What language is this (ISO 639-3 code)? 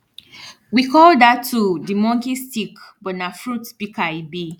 pcm